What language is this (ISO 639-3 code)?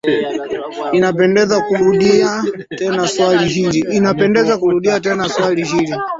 swa